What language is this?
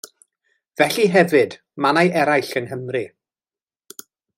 Welsh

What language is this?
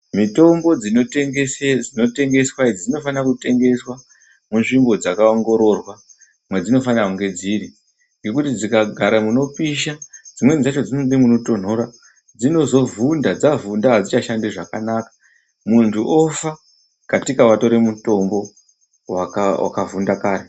Ndau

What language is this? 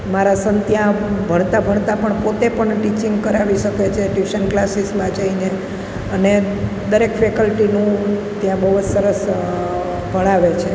Gujarati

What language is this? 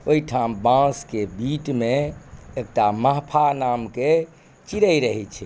Maithili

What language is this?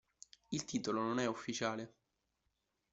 Italian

